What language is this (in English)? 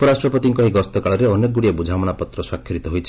Odia